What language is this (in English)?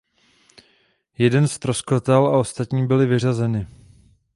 Czech